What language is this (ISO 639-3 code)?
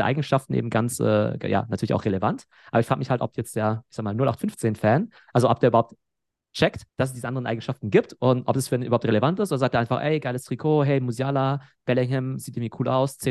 deu